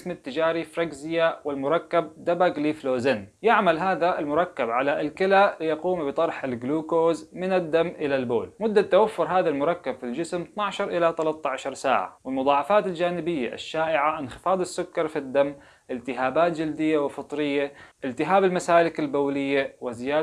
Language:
Arabic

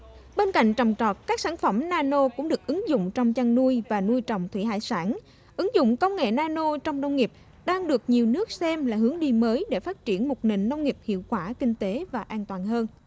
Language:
Vietnamese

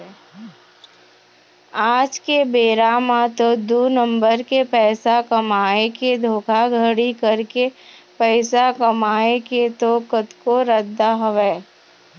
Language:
Chhattisgarhi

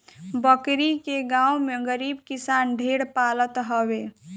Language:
Bhojpuri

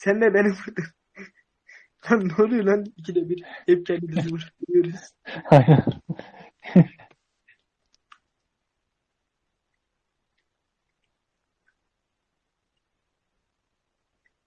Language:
Turkish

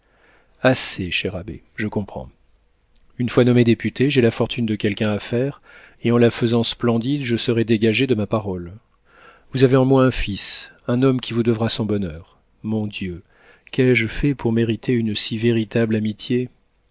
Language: French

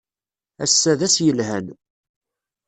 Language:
Kabyle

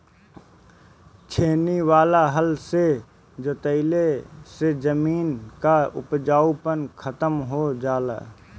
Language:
Bhojpuri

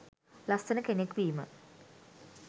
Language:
Sinhala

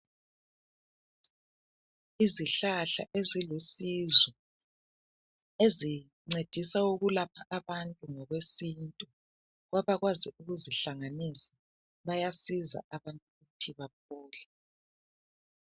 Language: North Ndebele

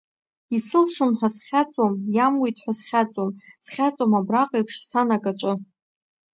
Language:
Abkhazian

